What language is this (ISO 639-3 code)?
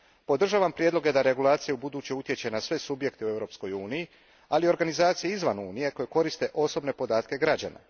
hrv